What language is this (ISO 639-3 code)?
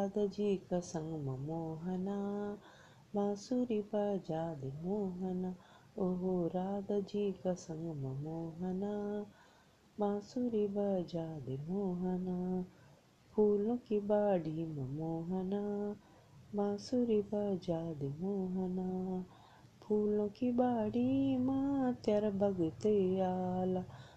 hin